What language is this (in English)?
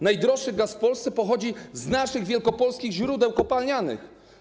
Polish